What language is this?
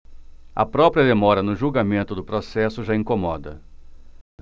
Portuguese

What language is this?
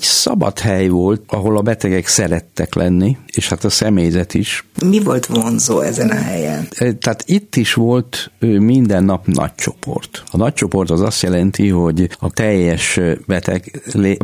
Hungarian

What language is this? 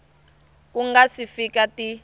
Tsonga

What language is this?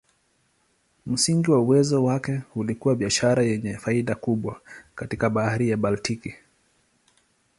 Swahili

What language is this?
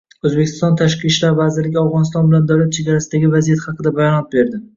Uzbek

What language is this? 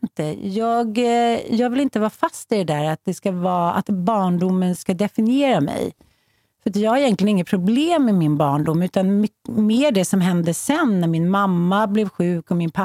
Swedish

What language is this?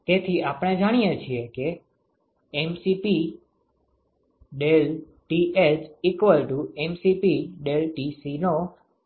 Gujarati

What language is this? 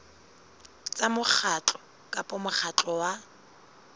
Southern Sotho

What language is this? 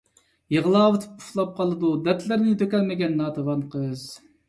Uyghur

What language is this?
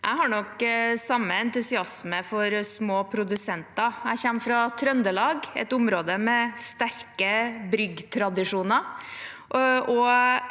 Norwegian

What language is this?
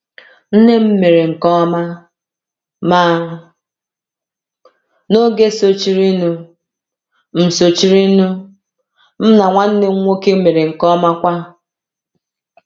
Igbo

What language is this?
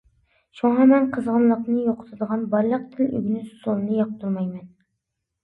Uyghur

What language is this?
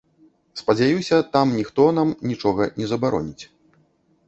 Belarusian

